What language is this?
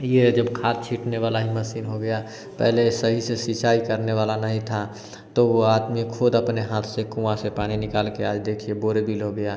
Hindi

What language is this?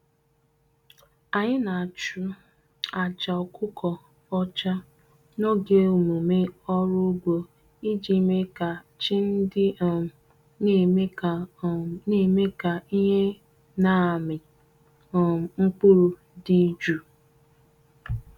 Igbo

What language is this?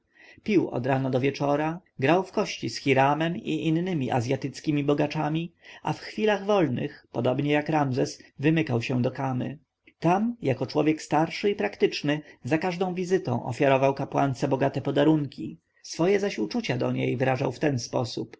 Polish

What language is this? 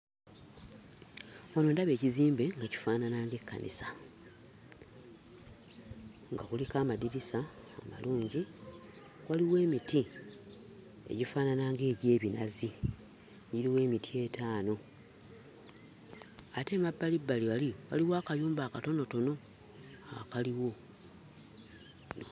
Ganda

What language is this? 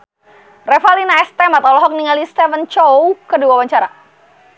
Sundanese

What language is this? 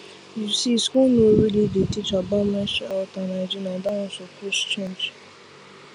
Nigerian Pidgin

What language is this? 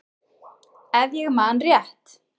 Icelandic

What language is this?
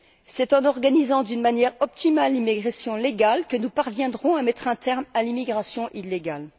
French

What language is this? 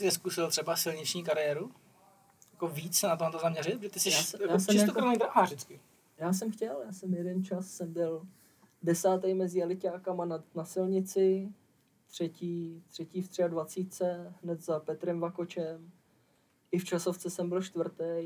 Czech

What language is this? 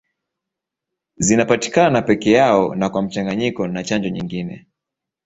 Swahili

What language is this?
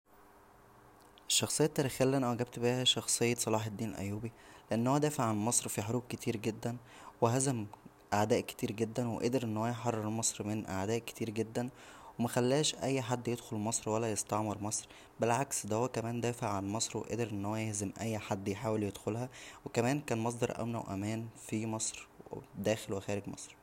Egyptian Arabic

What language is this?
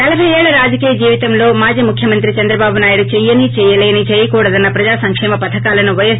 Telugu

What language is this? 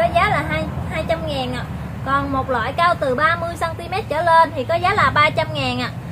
Vietnamese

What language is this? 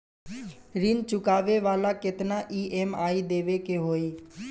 Bhojpuri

